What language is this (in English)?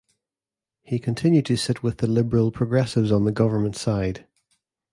English